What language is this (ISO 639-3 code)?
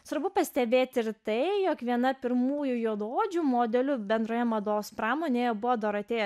lit